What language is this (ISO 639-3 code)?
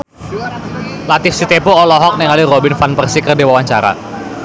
sun